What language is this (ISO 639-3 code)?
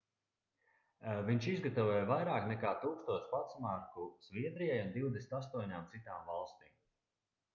lav